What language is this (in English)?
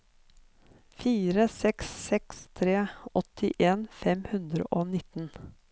Norwegian